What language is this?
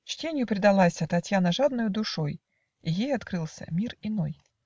Russian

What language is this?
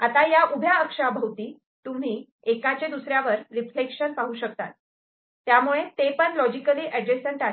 Marathi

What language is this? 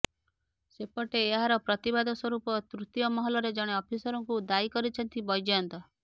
Odia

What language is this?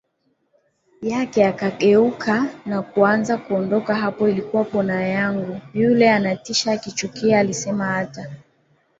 Swahili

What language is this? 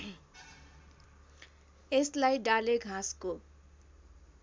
Nepali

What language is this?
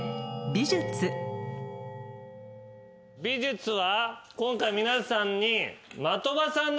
Japanese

